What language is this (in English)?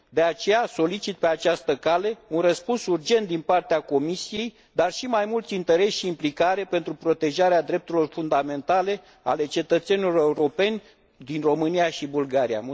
Romanian